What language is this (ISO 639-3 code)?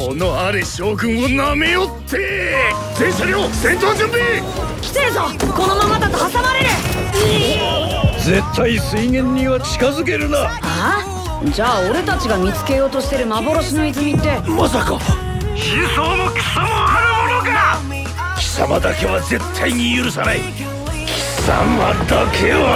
jpn